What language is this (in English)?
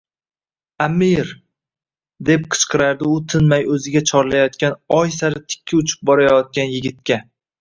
Uzbek